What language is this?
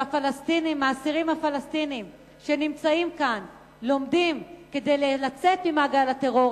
Hebrew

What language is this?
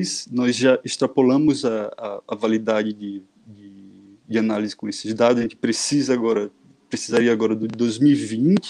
Portuguese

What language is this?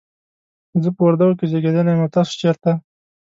Pashto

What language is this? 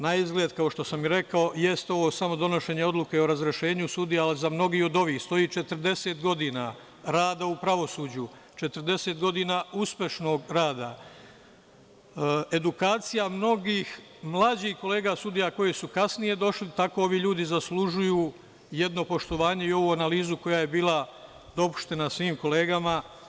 Serbian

